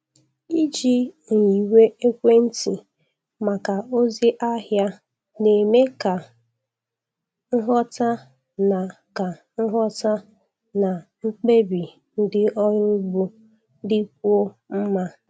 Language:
Igbo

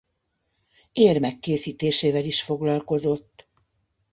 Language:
Hungarian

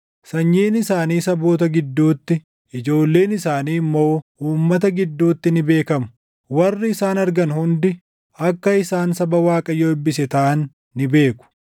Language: Oromo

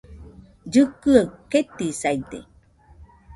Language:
Nüpode Huitoto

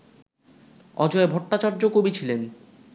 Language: Bangla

